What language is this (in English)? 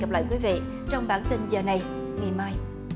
Vietnamese